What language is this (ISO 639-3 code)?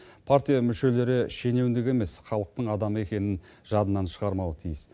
kaz